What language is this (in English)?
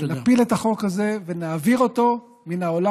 Hebrew